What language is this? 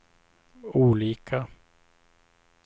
Swedish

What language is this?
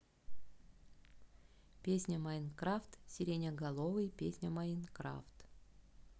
Russian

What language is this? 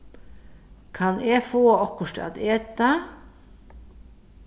Faroese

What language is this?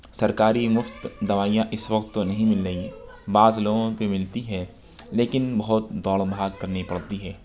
Urdu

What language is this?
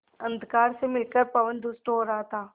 Hindi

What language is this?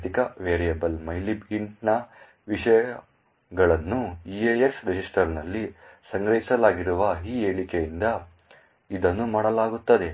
Kannada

